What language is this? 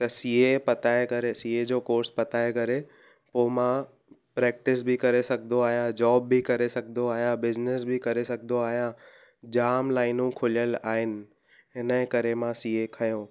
Sindhi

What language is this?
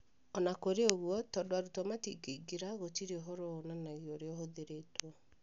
Kikuyu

